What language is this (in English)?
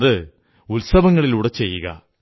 Malayalam